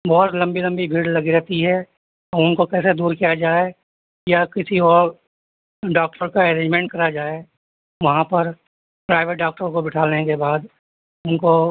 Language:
Urdu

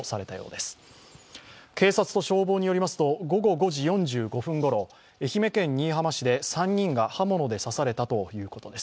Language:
Japanese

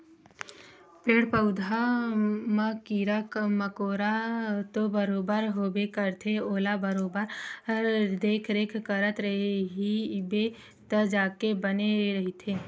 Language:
Chhattisgarhi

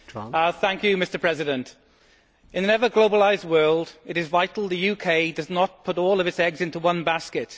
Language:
English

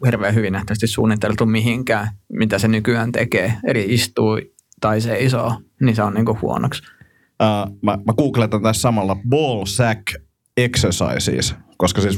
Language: Finnish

